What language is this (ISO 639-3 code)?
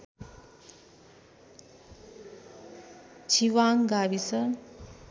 nep